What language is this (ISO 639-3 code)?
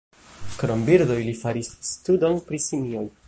epo